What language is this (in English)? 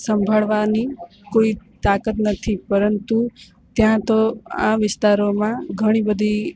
Gujarati